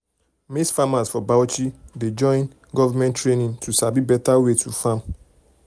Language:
Nigerian Pidgin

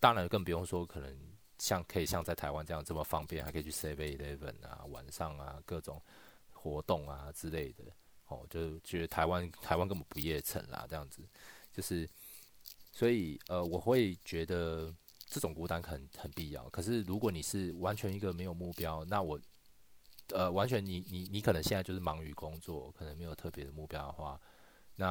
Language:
Chinese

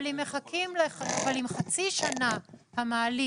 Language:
Hebrew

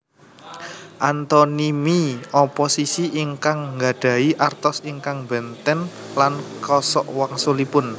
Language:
Javanese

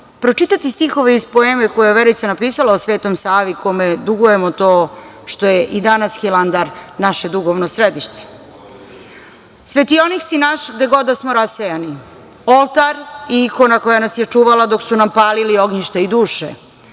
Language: Serbian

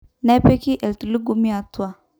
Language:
Masai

